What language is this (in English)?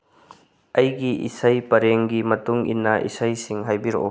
Manipuri